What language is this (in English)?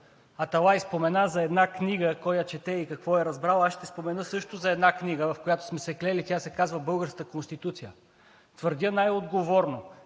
Bulgarian